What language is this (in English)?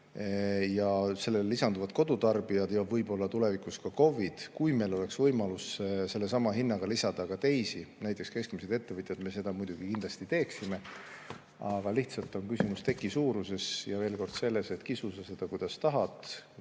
Estonian